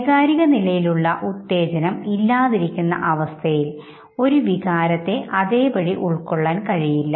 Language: Malayalam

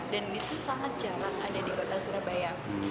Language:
Indonesian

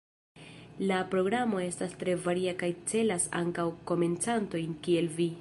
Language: Esperanto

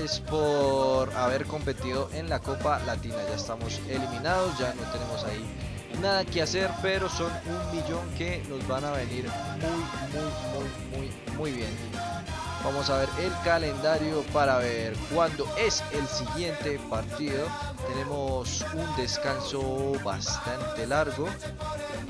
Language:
Spanish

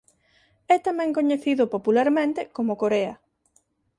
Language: Galician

